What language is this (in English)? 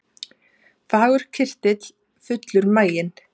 Icelandic